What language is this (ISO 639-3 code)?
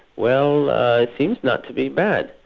eng